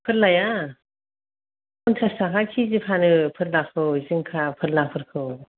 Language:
Bodo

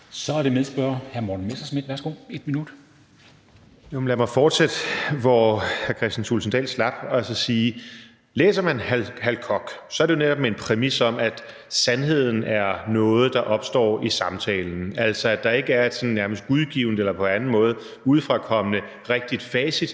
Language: Danish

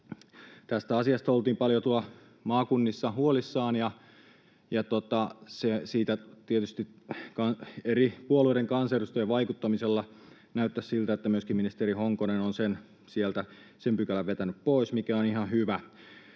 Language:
Finnish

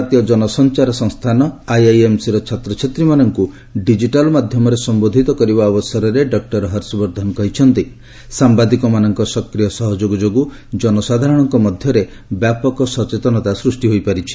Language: Odia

